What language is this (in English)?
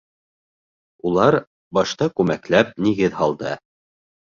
Bashkir